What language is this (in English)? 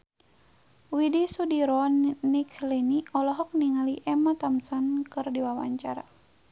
Sundanese